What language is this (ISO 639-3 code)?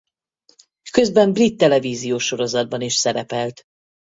hun